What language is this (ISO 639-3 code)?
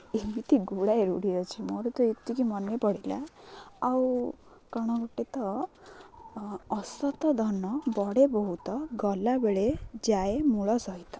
ori